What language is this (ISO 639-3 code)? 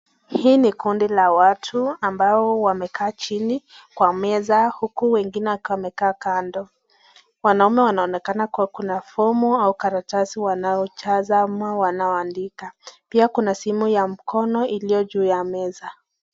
swa